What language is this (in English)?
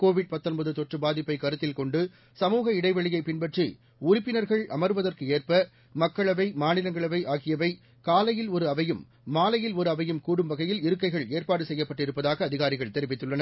Tamil